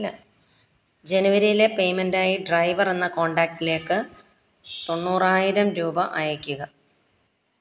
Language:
Malayalam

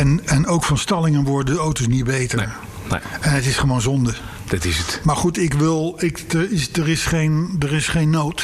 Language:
Dutch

